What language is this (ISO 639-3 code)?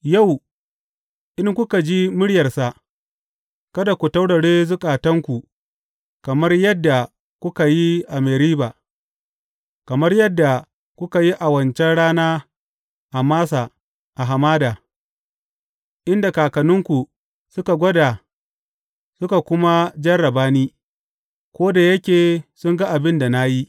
hau